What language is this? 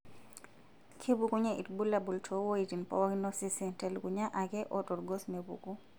Masai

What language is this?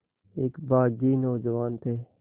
Hindi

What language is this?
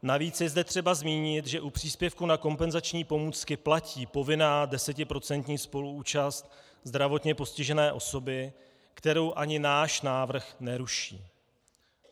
Czech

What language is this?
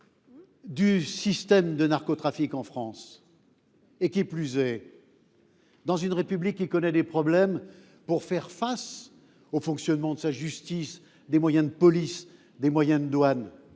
French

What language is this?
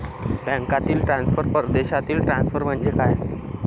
Marathi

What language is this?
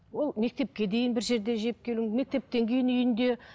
Kazakh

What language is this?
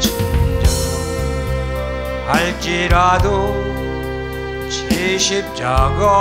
Korean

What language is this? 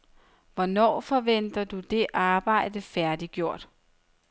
Danish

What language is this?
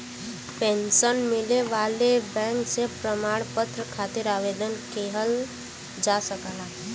Bhojpuri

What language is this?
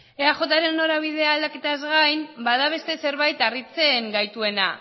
Basque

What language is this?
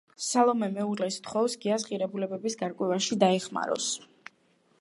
Georgian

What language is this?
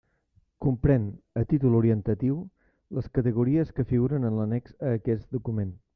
Catalan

